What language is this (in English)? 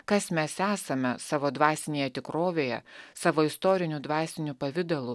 Lithuanian